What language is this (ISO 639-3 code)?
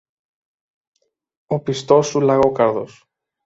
ell